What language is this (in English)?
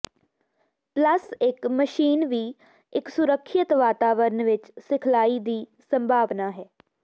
Punjabi